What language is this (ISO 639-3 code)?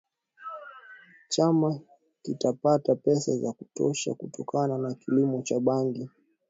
swa